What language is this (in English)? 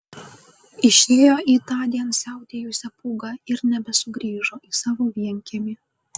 Lithuanian